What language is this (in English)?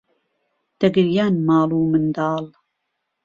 Central Kurdish